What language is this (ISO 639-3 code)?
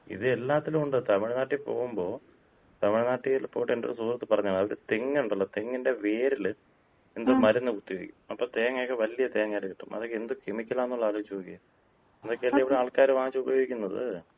mal